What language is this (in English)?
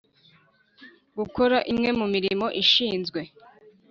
Kinyarwanda